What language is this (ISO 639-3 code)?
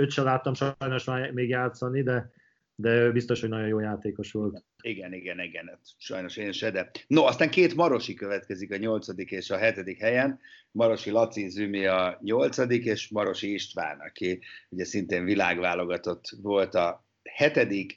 hun